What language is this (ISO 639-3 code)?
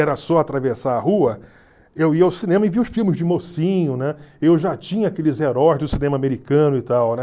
por